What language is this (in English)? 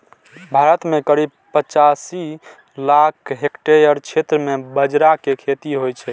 Maithili